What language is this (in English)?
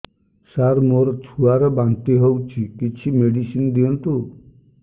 Odia